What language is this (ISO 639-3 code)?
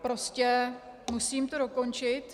ces